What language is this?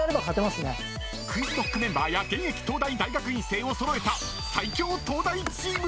Japanese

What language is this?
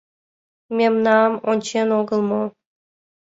Mari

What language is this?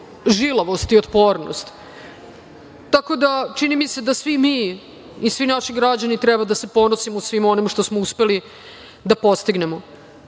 Serbian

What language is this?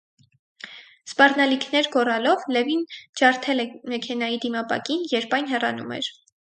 Armenian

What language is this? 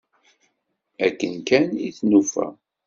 Kabyle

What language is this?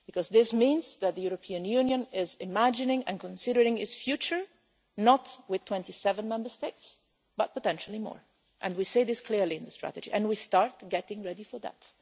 English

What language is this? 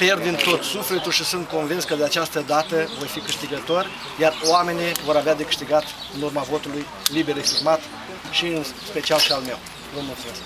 Romanian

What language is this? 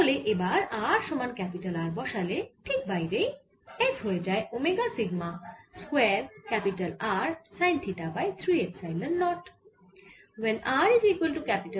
Bangla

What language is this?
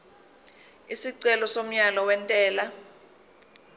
Zulu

